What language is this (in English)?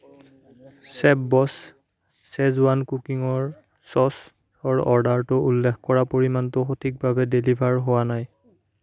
Assamese